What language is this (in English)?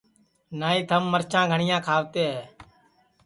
Sansi